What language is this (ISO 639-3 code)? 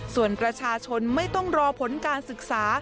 tha